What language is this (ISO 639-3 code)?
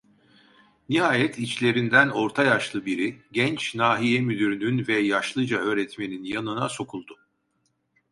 tur